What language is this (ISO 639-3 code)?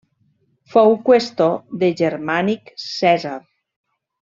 cat